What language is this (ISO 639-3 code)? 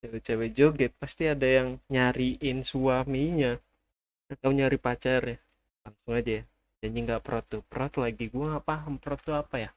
ind